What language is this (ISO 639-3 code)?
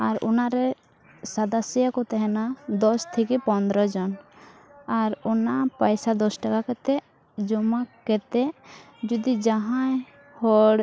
sat